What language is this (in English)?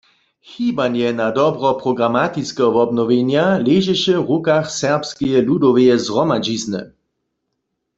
Upper Sorbian